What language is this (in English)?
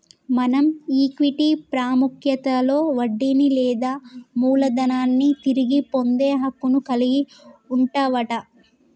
Telugu